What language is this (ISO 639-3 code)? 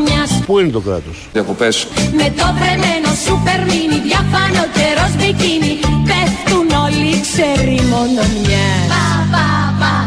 ell